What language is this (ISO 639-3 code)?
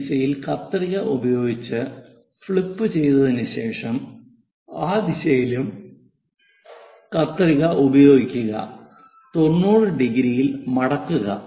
mal